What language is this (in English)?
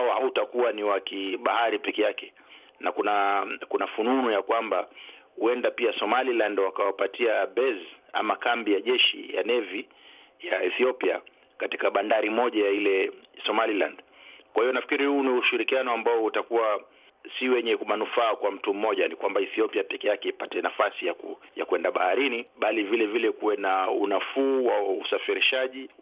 Swahili